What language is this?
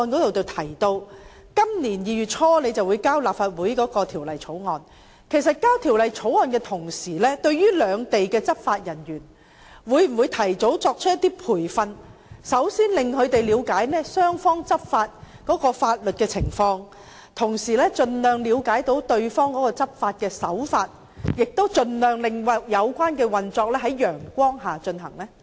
Cantonese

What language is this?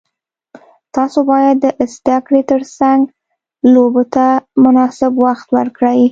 Pashto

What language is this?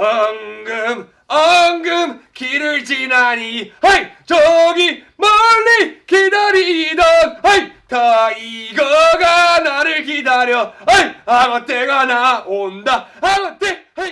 Korean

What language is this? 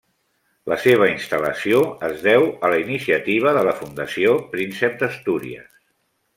Catalan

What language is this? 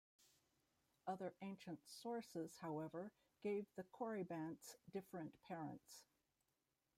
English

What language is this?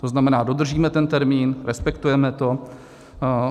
Czech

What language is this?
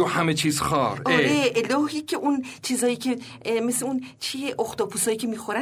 Persian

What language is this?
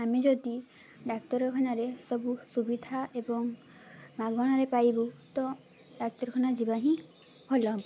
Odia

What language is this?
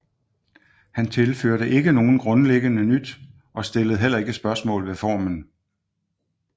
Danish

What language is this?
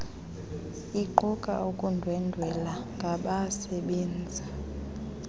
Xhosa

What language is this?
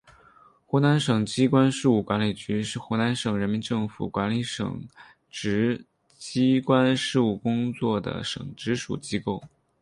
Chinese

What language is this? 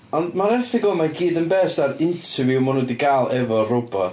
Welsh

